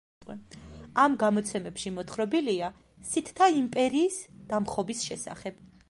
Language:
Georgian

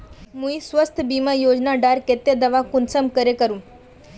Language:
Magahi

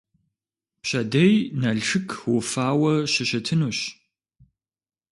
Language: Kabardian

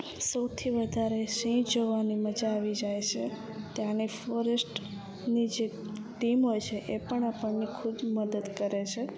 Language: Gujarati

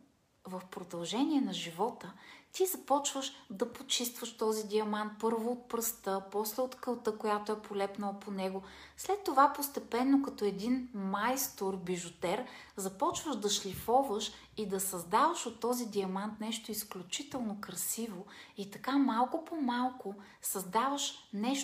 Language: Bulgarian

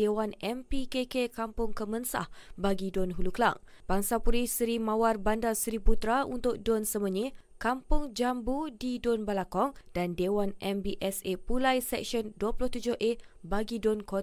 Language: Malay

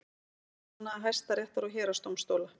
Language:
Icelandic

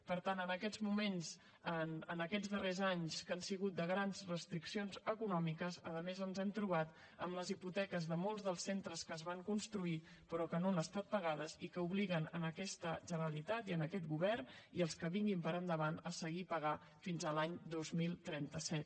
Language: Catalan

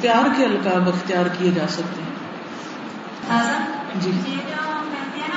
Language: Urdu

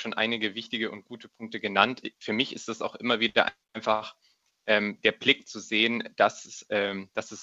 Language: German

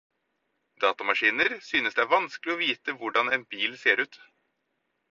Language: Norwegian Bokmål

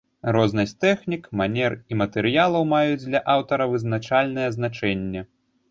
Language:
Belarusian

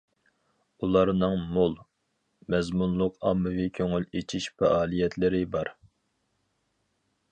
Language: Uyghur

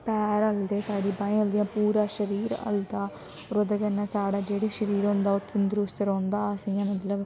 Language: Dogri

